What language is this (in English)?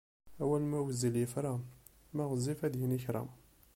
Kabyle